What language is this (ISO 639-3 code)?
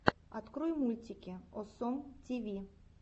rus